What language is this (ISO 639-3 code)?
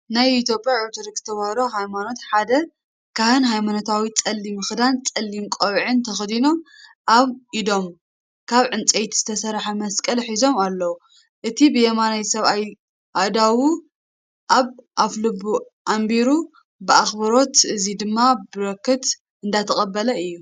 tir